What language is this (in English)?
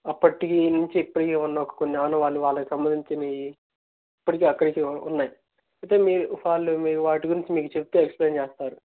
Telugu